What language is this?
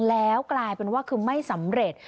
Thai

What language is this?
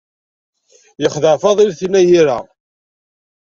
Kabyle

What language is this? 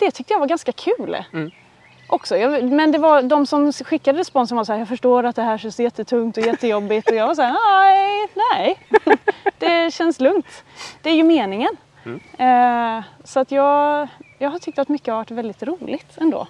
Swedish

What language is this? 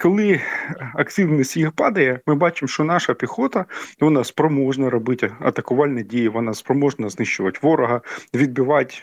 Ukrainian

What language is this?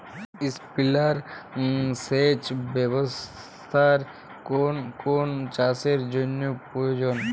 Bangla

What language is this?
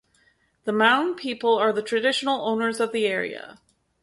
English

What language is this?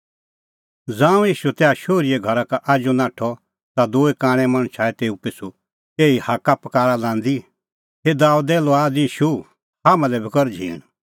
Kullu Pahari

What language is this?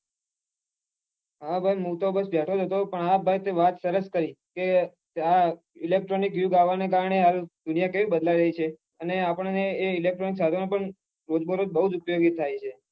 Gujarati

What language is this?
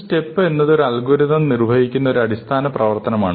Malayalam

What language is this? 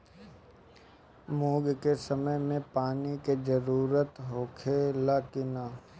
Bhojpuri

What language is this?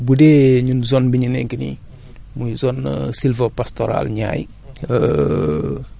Wolof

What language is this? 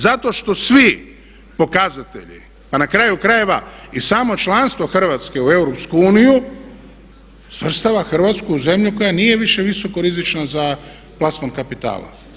Croatian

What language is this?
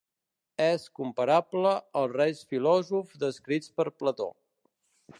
Catalan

